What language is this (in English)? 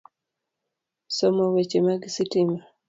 Luo (Kenya and Tanzania)